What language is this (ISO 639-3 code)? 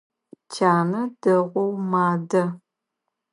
ady